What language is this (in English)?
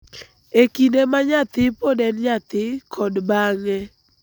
Luo (Kenya and Tanzania)